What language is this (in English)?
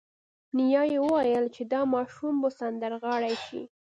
Pashto